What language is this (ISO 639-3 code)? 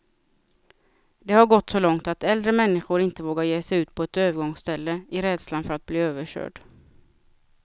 swe